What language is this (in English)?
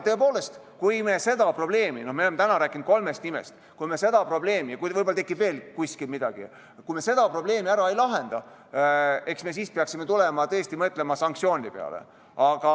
Estonian